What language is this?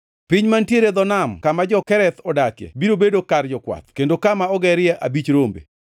Luo (Kenya and Tanzania)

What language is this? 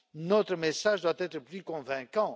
French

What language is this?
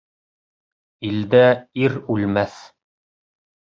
Bashkir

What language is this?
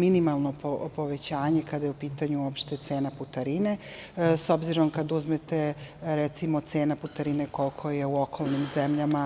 Serbian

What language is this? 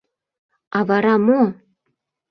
Mari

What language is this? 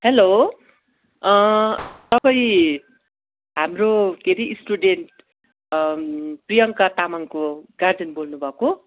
Nepali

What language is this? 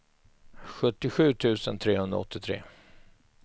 Swedish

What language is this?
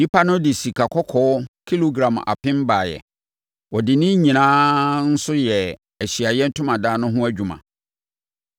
Akan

